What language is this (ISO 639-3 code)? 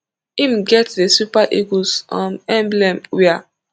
pcm